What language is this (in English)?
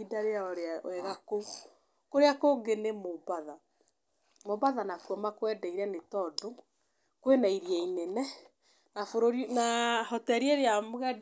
Kikuyu